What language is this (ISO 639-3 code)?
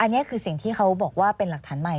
tha